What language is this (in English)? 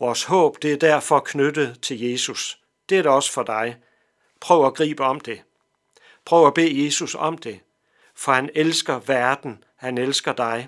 Danish